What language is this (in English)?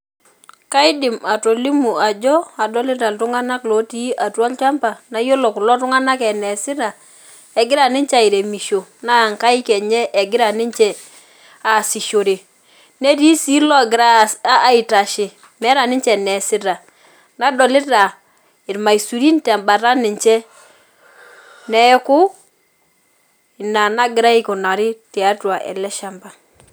Masai